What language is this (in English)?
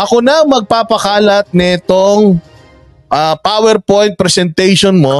Filipino